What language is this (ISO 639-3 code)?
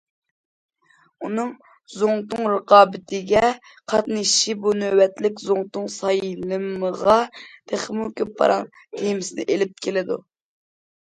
uig